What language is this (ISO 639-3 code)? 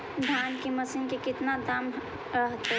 mag